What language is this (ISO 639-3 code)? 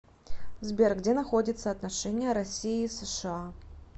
rus